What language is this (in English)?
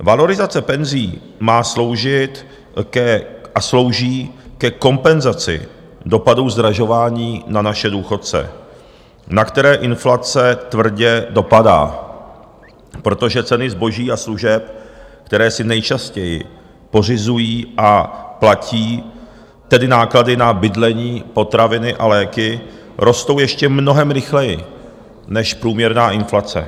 Czech